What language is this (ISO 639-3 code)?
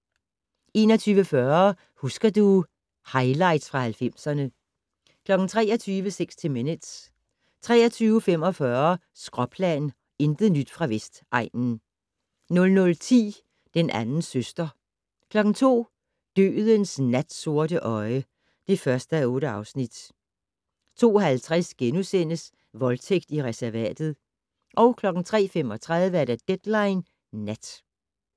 dan